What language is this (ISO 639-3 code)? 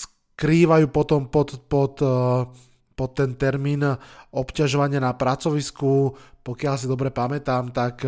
slk